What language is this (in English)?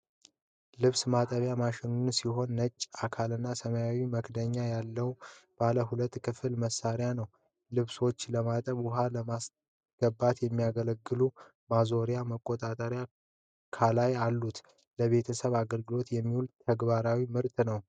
Amharic